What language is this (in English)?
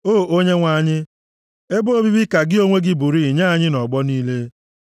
Igbo